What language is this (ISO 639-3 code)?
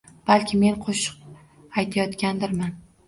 uzb